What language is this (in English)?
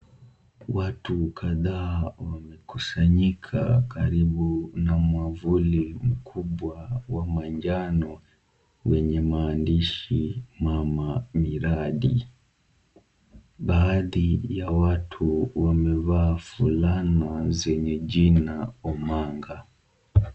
Swahili